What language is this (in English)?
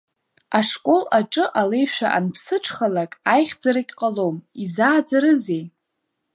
Abkhazian